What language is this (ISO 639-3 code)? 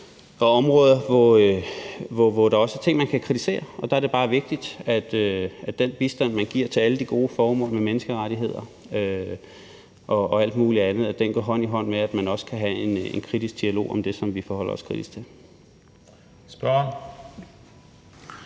dan